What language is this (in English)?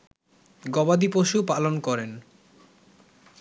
Bangla